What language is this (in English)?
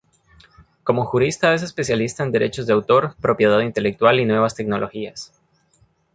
Spanish